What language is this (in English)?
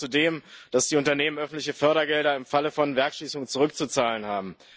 German